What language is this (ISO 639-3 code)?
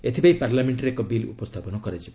ori